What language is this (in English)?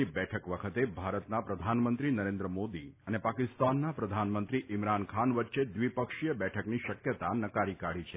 Gujarati